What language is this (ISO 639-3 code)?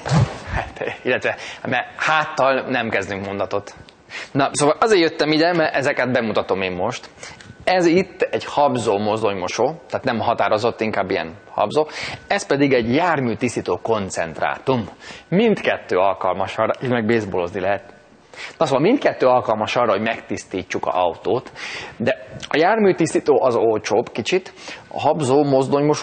hun